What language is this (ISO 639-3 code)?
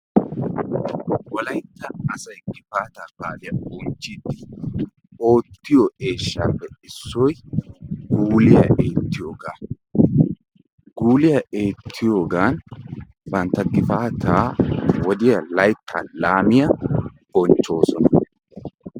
wal